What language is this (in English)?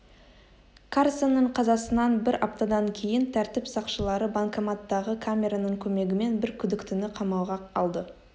Kazakh